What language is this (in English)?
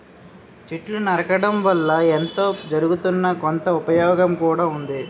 Telugu